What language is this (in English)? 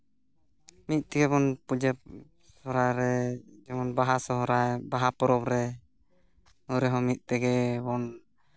Santali